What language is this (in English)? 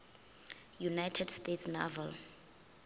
Northern Sotho